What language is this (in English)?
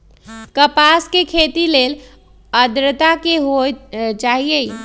Magahi